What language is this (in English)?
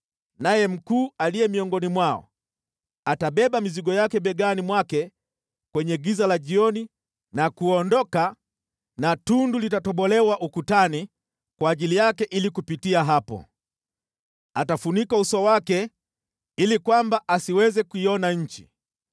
Swahili